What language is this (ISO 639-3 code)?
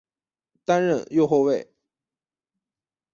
zho